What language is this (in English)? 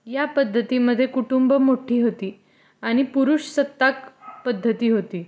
Marathi